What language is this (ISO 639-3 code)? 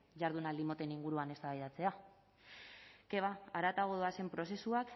eus